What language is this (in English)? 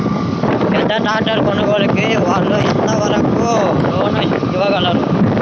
Telugu